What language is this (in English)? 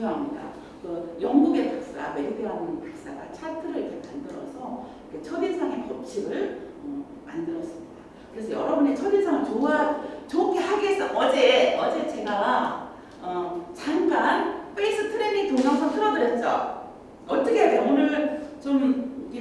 Korean